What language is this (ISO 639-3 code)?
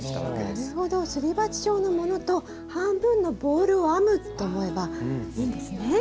jpn